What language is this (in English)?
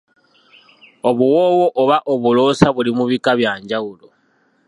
Ganda